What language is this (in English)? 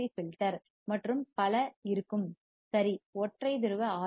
Tamil